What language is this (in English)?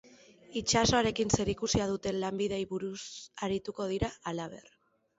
Basque